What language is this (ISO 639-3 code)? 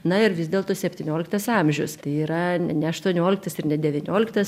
lit